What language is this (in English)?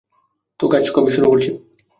Bangla